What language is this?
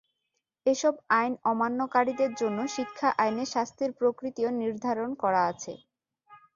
Bangla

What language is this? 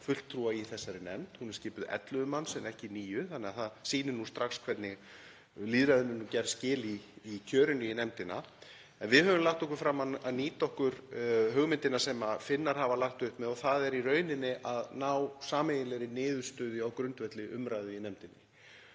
Icelandic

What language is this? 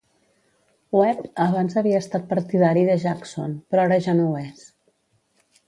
Catalan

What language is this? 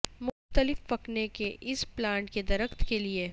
Urdu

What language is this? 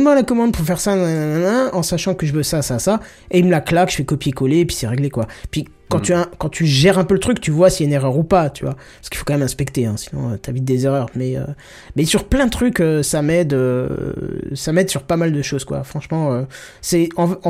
French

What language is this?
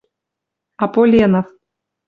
Western Mari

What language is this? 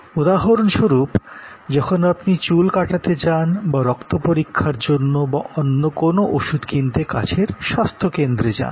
Bangla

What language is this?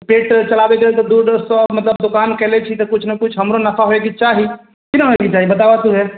Maithili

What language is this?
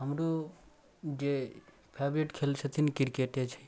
Maithili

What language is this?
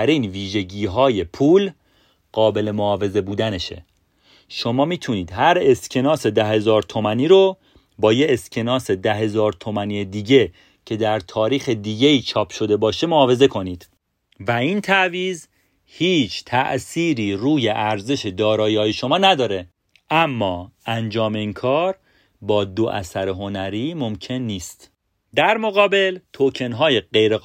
Persian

